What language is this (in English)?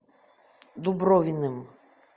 Russian